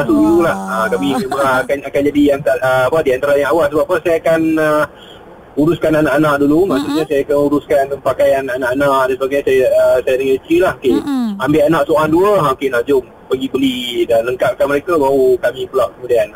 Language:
Malay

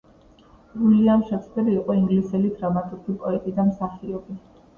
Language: Georgian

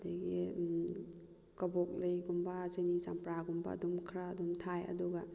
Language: Manipuri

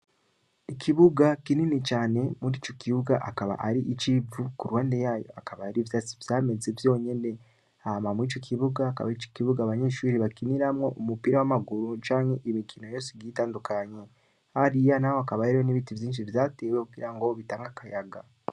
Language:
Rundi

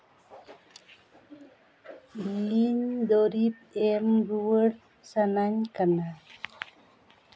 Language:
Santali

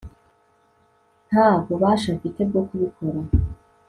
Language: Kinyarwanda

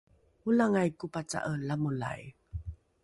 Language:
Rukai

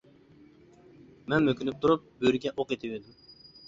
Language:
Uyghur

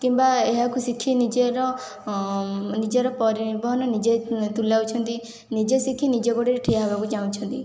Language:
Odia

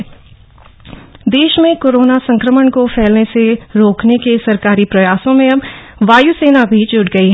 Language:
Hindi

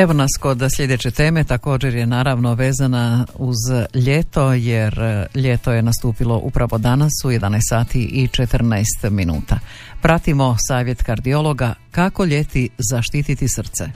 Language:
Croatian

